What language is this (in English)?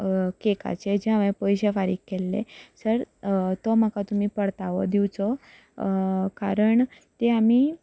Konkani